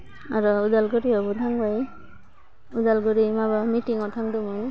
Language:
Bodo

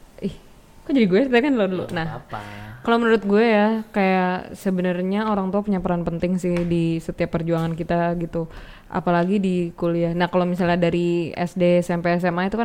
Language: Indonesian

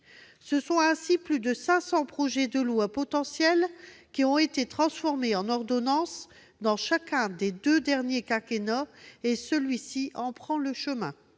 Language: French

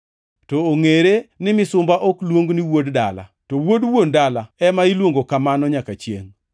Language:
Luo (Kenya and Tanzania)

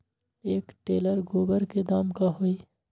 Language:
Magahi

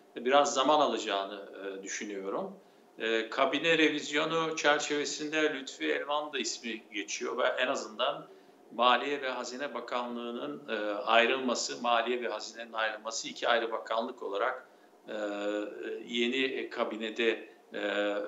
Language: Turkish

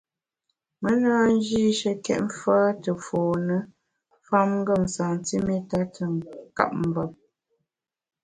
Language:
Bamun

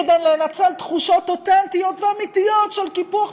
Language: Hebrew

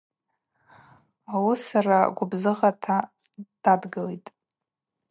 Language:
Abaza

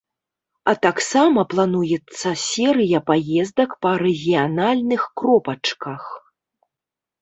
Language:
Belarusian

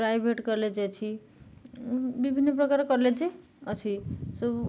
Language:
Odia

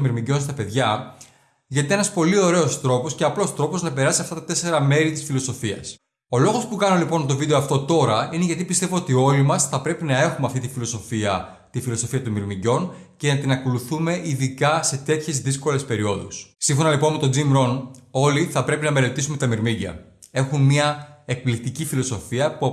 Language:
Greek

